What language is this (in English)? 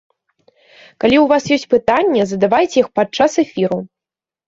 Belarusian